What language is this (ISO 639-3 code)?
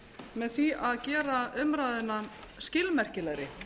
isl